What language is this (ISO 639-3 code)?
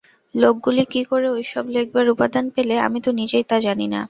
ben